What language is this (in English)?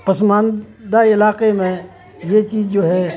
Urdu